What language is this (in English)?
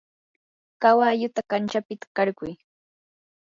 Yanahuanca Pasco Quechua